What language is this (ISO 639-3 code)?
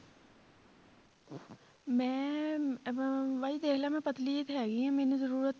pan